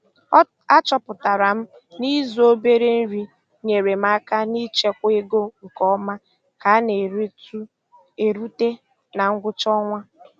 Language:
Igbo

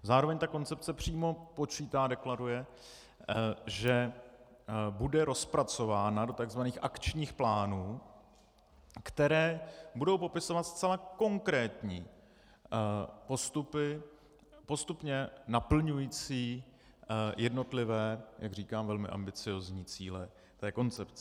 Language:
Czech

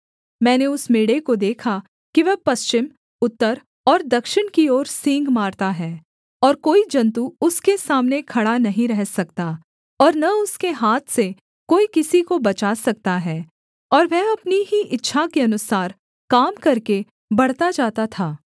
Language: Hindi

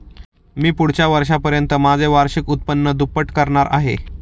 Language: Marathi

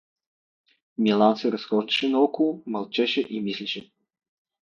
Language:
Bulgarian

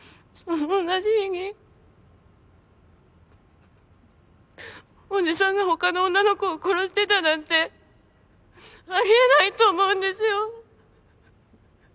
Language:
Japanese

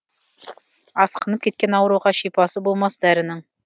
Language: Kazakh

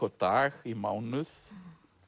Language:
Icelandic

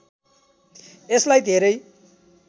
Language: Nepali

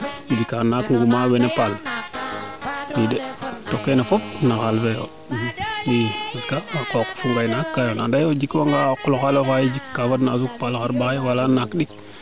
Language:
Serer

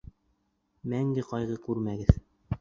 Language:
Bashkir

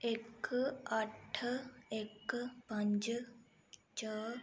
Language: Dogri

